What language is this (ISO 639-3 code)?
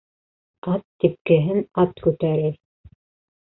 bak